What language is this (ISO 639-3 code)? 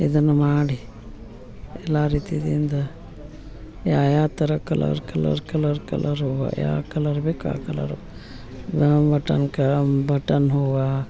kan